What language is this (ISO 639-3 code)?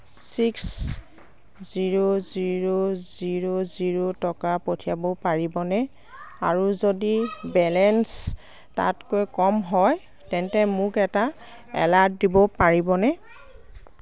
asm